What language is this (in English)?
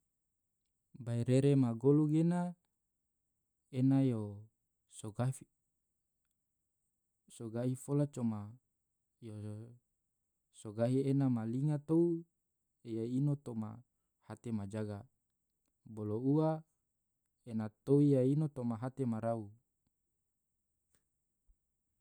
Tidore